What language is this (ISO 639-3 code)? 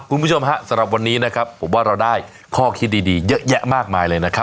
tha